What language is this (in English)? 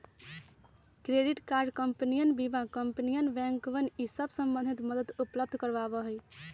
Magahi